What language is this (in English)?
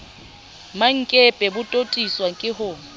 Southern Sotho